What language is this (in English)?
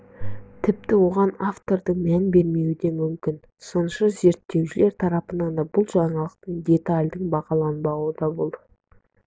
Kazakh